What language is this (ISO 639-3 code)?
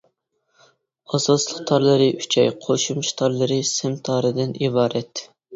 uig